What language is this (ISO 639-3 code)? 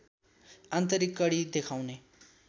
nep